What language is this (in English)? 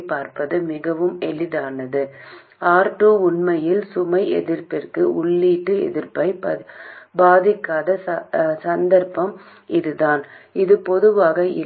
Tamil